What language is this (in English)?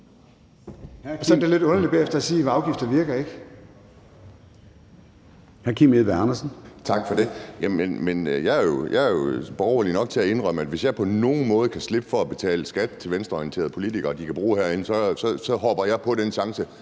Danish